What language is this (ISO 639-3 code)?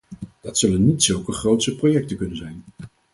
nld